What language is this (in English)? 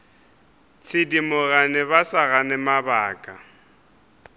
Northern Sotho